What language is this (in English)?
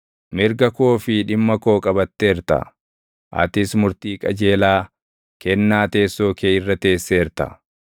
Oromo